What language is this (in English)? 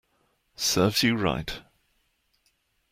English